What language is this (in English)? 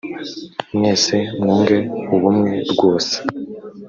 Kinyarwanda